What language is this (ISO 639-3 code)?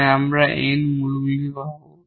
ben